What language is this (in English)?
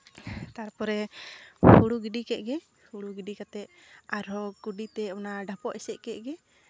Santali